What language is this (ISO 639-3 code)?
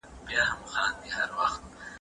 pus